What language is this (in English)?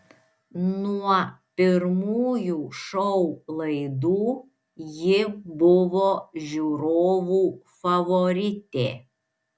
Lithuanian